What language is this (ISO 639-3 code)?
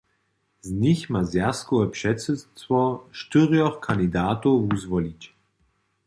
hsb